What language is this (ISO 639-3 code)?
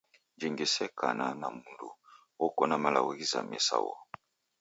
dav